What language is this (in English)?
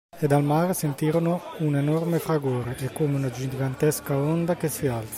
Italian